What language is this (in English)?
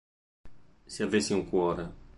Italian